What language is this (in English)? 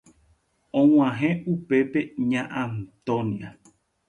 Guarani